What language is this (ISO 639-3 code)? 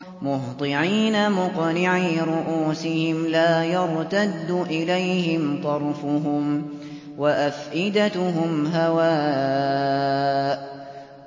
ara